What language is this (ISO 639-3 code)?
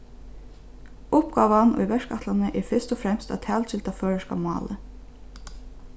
fao